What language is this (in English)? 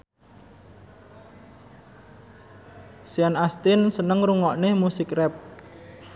Javanese